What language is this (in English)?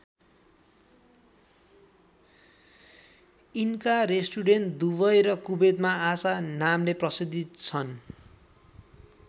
Nepali